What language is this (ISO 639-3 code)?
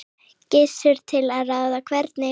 isl